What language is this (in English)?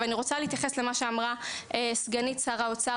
Hebrew